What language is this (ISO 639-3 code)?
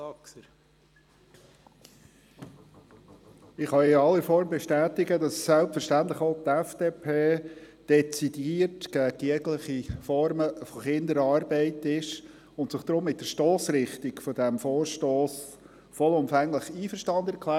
gsw